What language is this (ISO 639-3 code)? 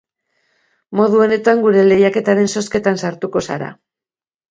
eus